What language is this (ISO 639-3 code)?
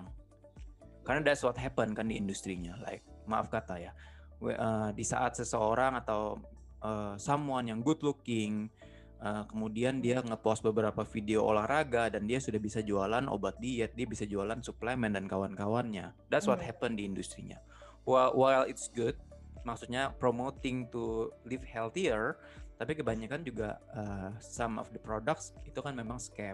ind